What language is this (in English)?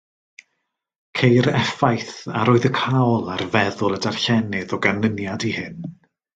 Welsh